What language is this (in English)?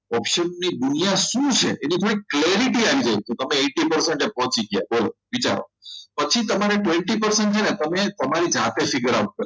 Gujarati